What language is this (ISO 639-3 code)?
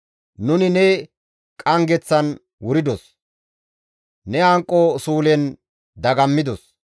gmv